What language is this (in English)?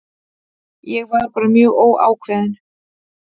Icelandic